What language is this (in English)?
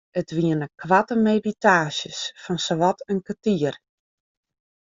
Western Frisian